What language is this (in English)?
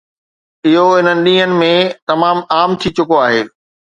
Sindhi